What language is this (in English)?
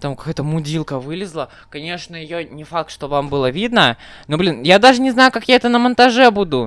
Russian